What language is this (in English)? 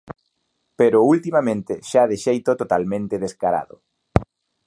Galician